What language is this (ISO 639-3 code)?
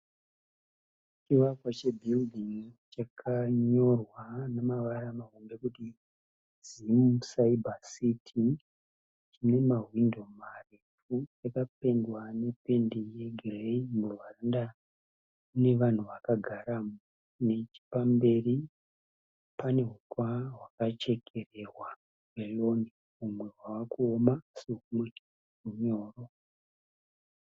sna